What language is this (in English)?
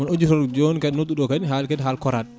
Fula